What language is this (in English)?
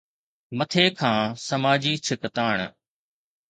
Sindhi